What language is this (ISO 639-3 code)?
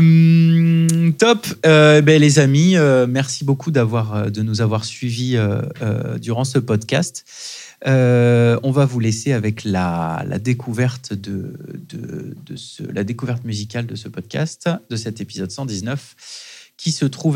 fra